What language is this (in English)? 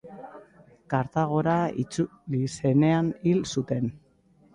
Basque